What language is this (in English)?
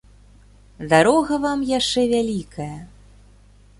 Belarusian